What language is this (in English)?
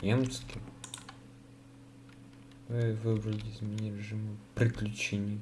Russian